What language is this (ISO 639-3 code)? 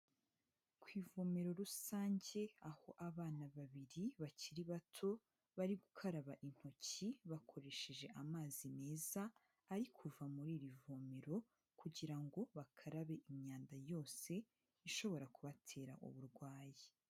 kin